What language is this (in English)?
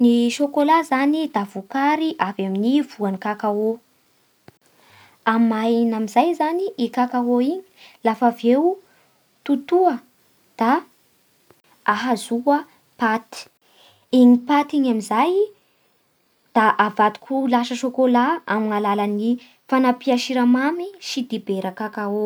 Bara Malagasy